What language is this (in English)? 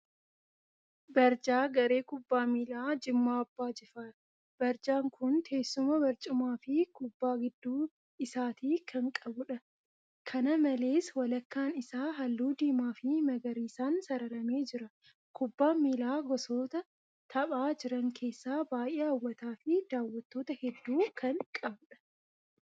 Oromo